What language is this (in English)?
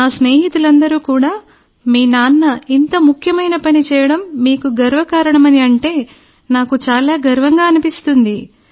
Telugu